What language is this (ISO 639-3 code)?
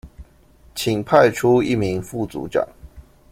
zho